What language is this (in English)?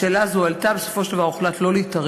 Hebrew